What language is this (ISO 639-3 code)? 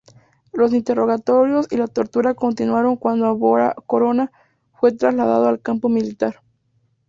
spa